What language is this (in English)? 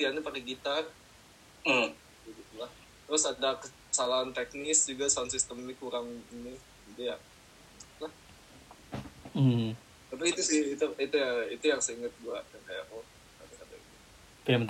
Indonesian